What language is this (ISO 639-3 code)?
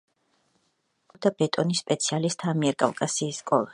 kat